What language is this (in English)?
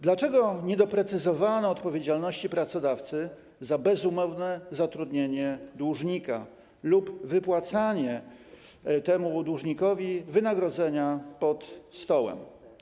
Polish